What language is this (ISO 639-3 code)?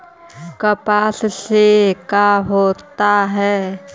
mag